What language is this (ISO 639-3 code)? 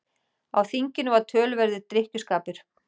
isl